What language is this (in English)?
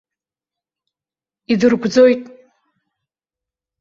Abkhazian